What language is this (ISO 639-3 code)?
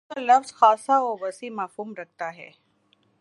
urd